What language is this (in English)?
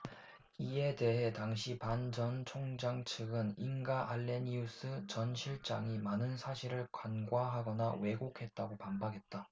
Korean